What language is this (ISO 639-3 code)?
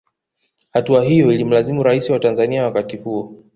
swa